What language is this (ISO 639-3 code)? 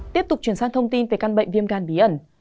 vie